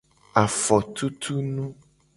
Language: Gen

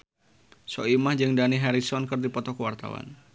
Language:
Sundanese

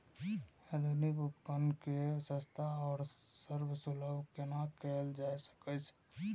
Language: Maithili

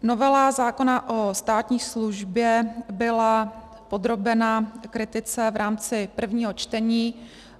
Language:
Czech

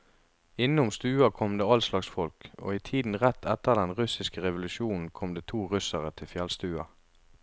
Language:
Norwegian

